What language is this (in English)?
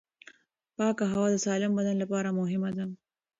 Pashto